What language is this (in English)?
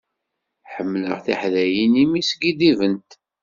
Kabyle